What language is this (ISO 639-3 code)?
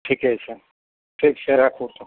mai